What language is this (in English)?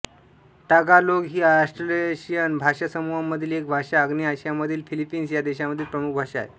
Marathi